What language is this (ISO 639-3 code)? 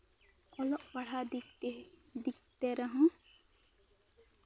sat